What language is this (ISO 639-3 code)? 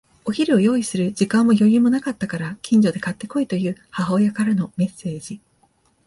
jpn